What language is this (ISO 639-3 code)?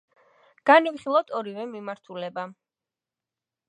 kat